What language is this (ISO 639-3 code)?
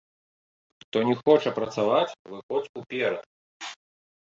bel